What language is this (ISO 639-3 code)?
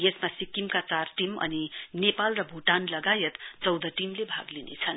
nep